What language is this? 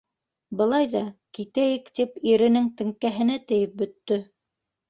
Bashkir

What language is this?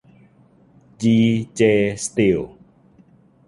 Thai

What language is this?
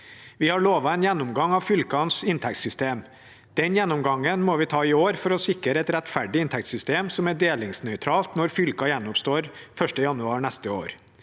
Norwegian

